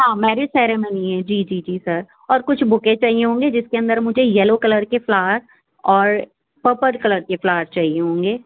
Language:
Urdu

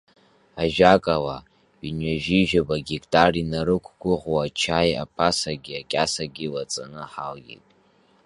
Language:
Abkhazian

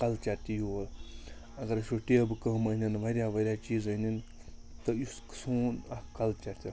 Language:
Kashmiri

